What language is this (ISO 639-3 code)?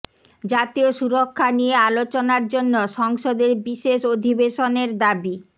ben